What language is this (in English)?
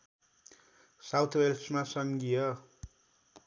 Nepali